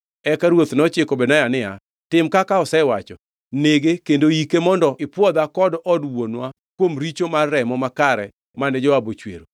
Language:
Luo (Kenya and Tanzania)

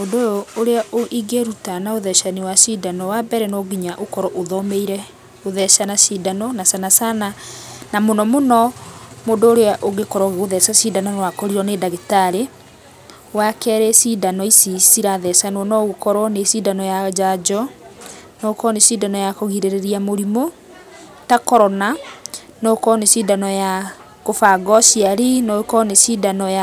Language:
Kikuyu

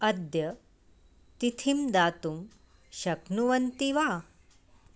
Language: Sanskrit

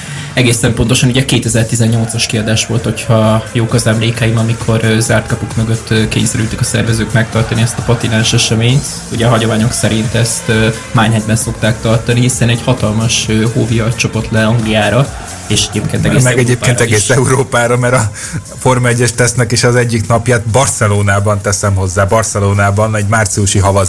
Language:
Hungarian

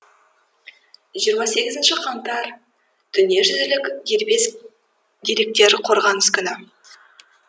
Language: Kazakh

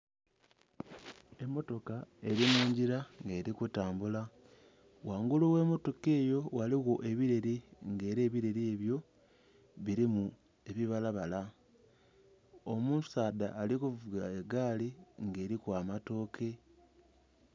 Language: Soga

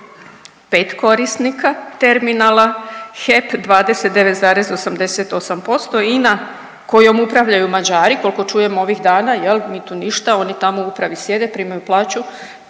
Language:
Croatian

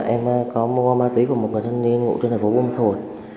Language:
Vietnamese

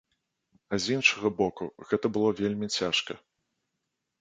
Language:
Belarusian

